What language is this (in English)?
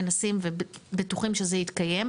Hebrew